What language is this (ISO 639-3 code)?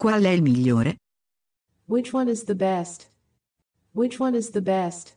ita